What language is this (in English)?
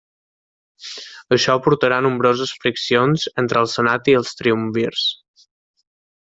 Catalan